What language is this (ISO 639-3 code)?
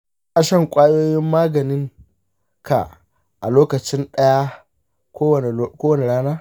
hau